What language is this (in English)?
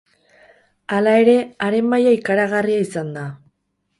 Basque